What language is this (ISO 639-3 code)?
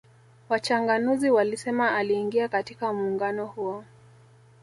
swa